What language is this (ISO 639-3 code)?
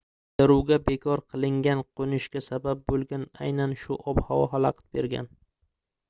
uzb